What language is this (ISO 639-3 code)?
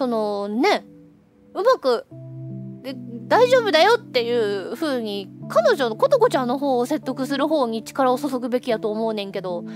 jpn